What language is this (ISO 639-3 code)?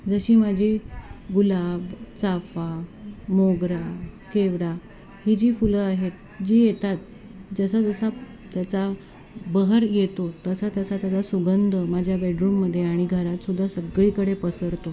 mar